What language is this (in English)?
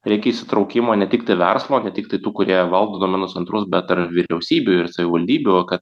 Lithuanian